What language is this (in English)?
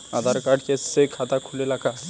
Bhojpuri